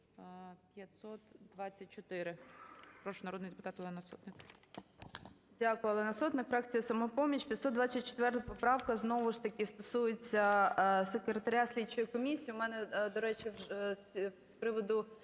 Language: Ukrainian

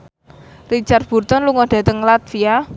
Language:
Javanese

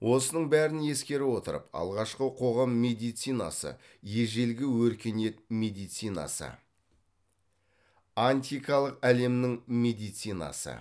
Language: Kazakh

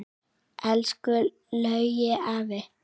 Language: Icelandic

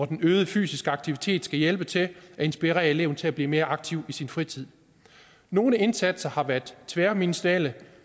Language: Danish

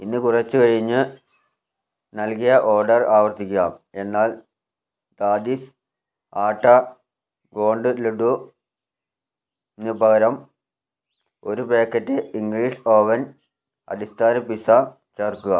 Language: Malayalam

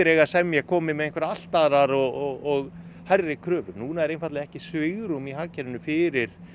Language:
Icelandic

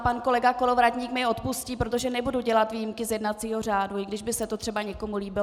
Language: Czech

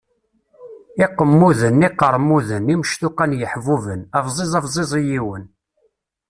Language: Kabyle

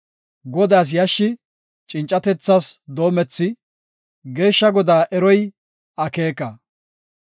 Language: Gofa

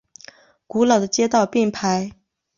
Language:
Chinese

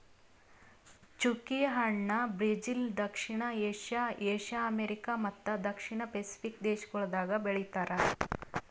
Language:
Kannada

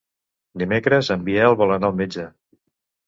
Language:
Catalan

